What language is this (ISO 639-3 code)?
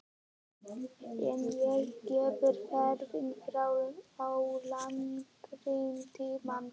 isl